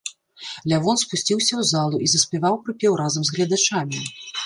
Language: Belarusian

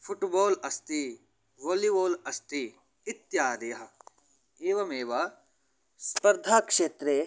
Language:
Sanskrit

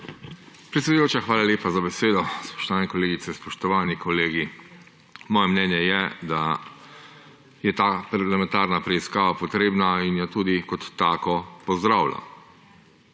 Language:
Slovenian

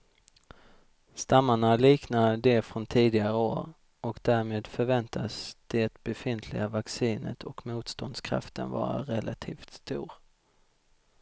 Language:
Swedish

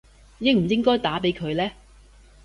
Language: Cantonese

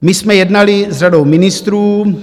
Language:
Czech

